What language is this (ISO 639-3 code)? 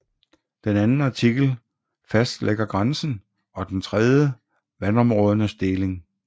dan